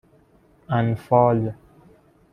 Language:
Persian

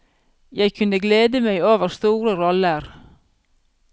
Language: Norwegian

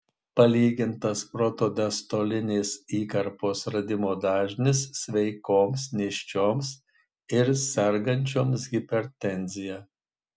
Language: Lithuanian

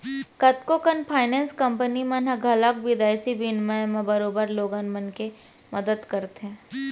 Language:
Chhattisgarhi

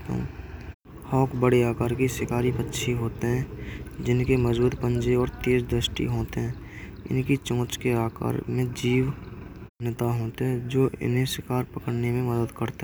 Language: Braj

